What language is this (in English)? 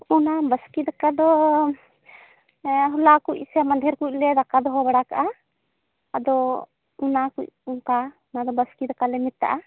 Santali